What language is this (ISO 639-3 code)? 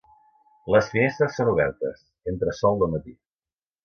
cat